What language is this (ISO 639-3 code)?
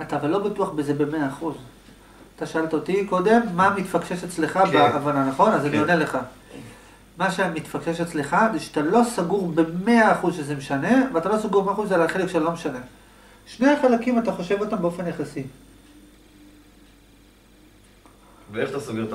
heb